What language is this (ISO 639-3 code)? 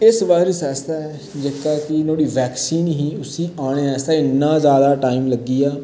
doi